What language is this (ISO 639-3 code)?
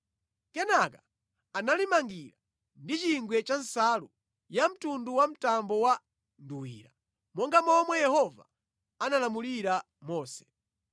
nya